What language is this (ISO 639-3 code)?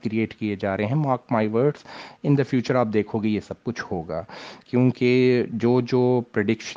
urd